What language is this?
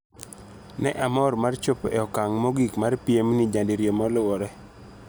Luo (Kenya and Tanzania)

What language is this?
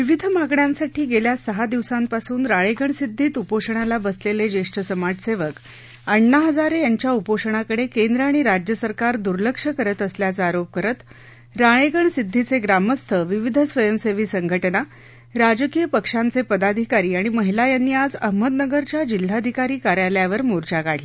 Marathi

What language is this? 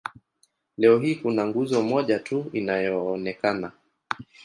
Swahili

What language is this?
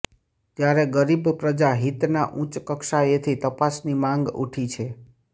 Gujarati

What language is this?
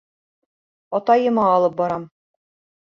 Bashkir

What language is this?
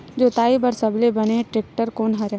Chhattisgarhi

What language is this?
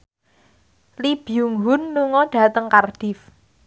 Javanese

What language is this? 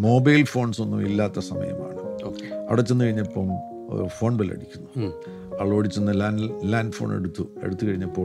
Malayalam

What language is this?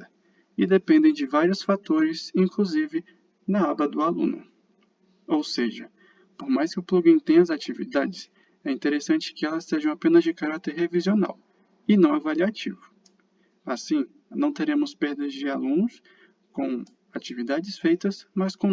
Portuguese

